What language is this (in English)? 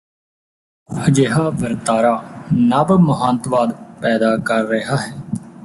Punjabi